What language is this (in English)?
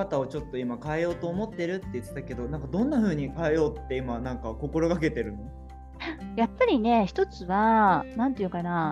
Japanese